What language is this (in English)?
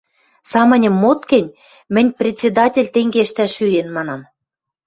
Western Mari